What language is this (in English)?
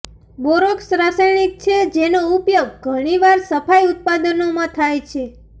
Gujarati